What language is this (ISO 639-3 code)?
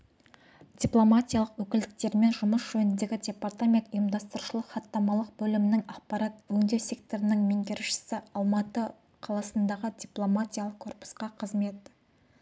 kaz